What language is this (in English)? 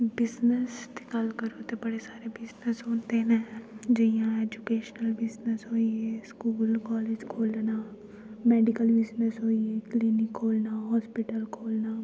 Dogri